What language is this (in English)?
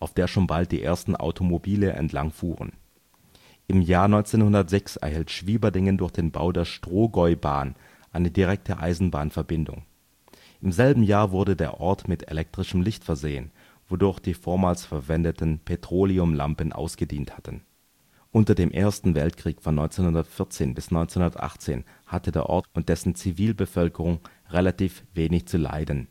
German